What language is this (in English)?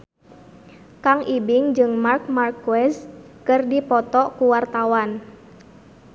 Sundanese